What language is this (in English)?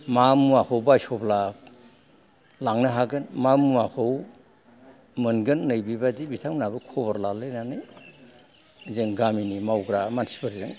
Bodo